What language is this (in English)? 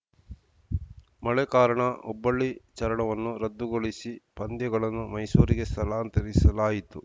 Kannada